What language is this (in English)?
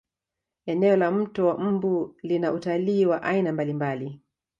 Swahili